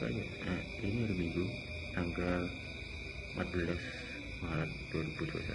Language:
Indonesian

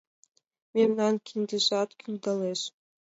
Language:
Mari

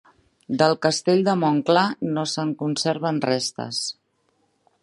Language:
Catalan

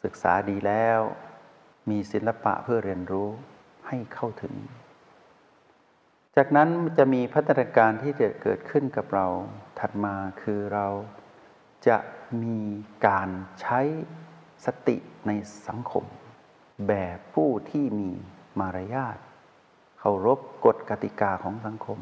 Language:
Thai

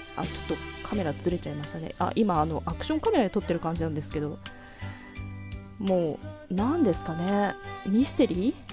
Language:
Japanese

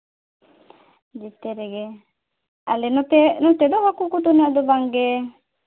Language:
Santali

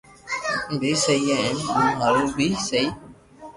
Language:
Loarki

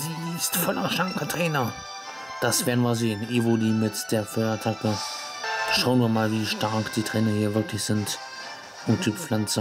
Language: German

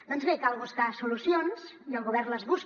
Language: Catalan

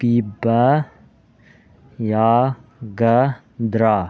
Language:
Manipuri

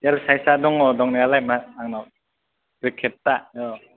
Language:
Bodo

